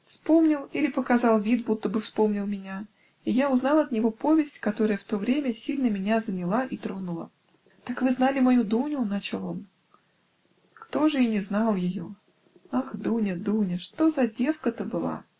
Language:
Russian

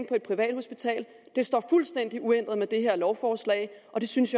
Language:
Danish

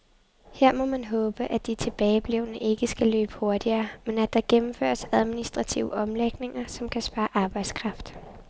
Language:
Danish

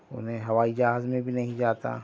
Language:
Urdu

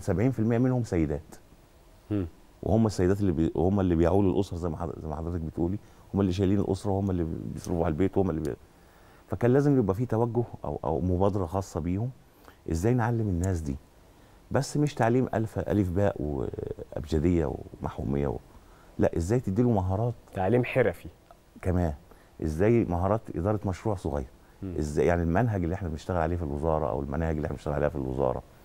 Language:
Arabic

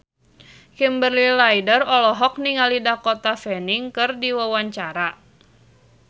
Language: Sundanese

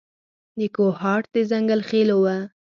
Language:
Pashto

